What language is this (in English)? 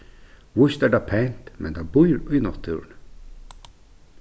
Faroese